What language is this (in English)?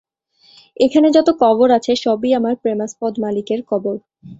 Bangla